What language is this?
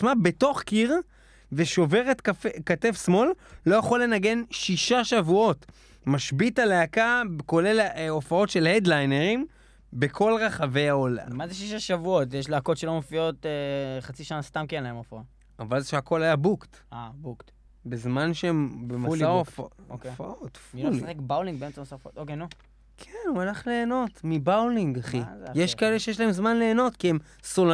Hebrew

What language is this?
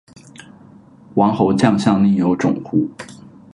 Chinese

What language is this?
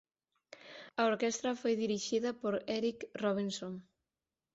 Galician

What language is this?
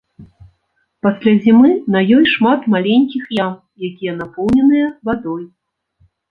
Belarusian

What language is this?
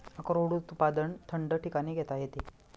Marathi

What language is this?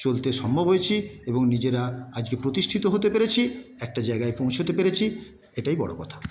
Bangla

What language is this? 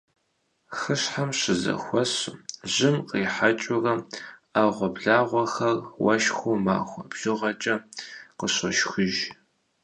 Kabardian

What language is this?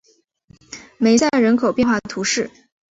Chinese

